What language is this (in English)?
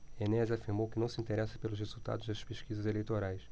Portuguese